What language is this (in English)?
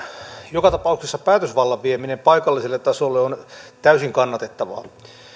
Finnish